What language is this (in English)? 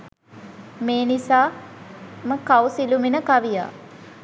Sinhala